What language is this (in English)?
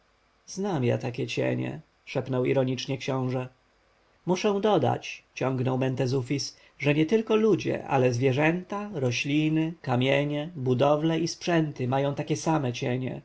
Polish